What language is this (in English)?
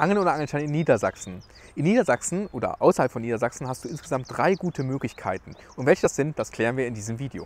German